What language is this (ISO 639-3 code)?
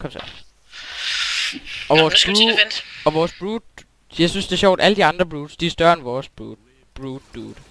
dan